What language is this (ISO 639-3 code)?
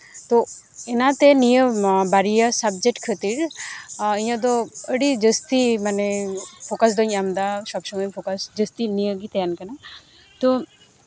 sat